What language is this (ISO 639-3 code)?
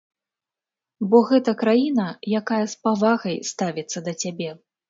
bel